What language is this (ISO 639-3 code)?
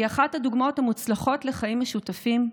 heb